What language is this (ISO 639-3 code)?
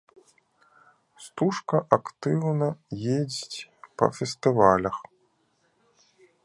bel